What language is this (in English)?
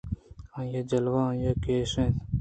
Eastern Balochi